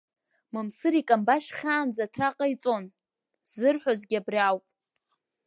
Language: Abkhazian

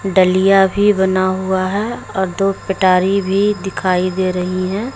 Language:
Hindi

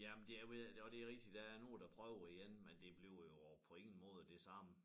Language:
Danish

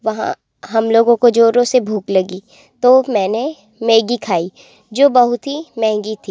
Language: Hindi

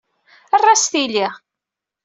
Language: Kabyle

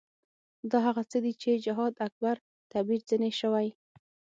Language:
Pashto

